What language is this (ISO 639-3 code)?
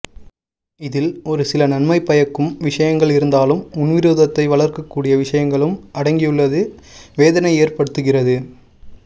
tam